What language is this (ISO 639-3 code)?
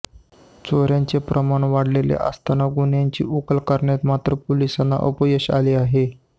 mar